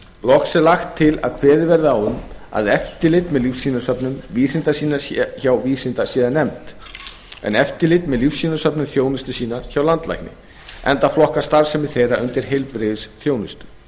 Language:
Icelandic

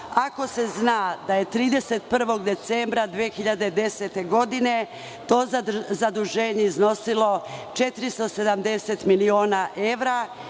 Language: Serbian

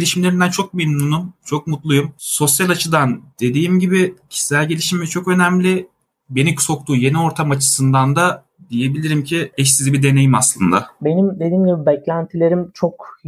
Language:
Turkish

